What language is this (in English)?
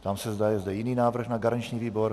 Czech